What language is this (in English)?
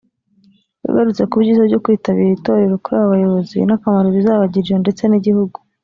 Kinyarwanda